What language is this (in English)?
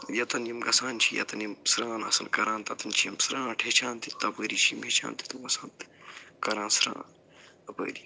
Kashmiri